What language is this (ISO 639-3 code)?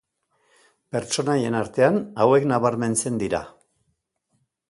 eus